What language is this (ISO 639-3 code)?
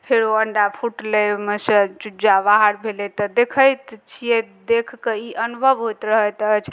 mai